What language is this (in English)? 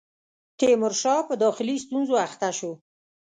Pashto